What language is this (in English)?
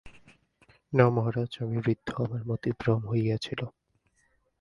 Bangla